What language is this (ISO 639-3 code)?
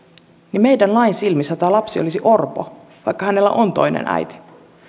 fin